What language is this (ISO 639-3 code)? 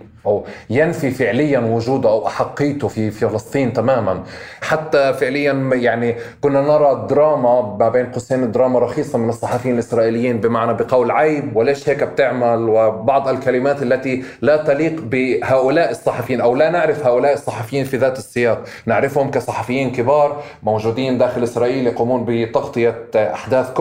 ara